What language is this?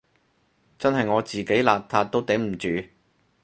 Cantonese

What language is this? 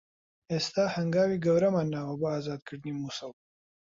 Central Kurdish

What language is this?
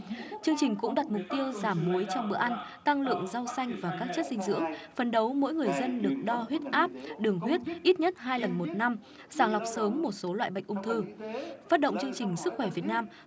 Vietnamese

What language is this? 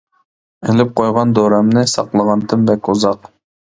Uyghur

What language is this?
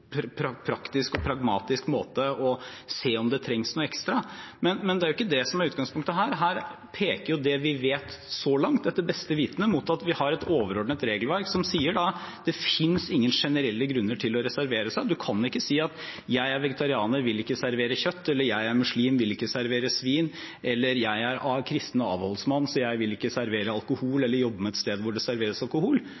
Norwegian Bokmål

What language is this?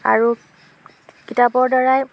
Assamese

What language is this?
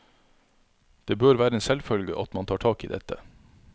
Norwegian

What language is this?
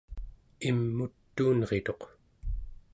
Central Yupik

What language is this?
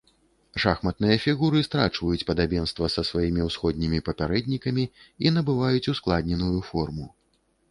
Belarusian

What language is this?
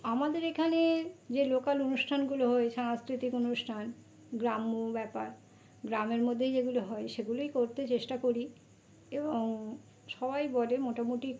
Bangla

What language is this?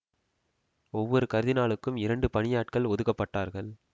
Tamil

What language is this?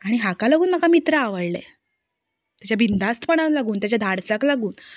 Konkani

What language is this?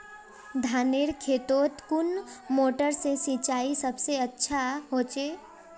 Magahi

